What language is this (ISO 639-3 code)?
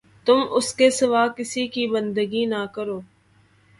urd